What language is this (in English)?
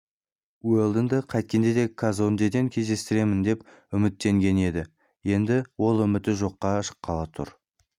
Kazakh